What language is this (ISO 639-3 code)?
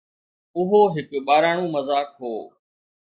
snd